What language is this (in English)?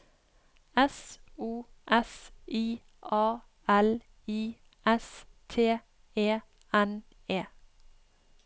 Norwegian